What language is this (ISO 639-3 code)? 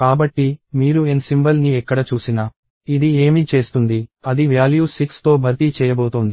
tel